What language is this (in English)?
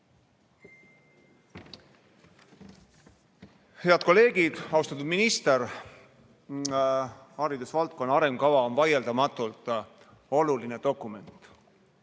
Estonian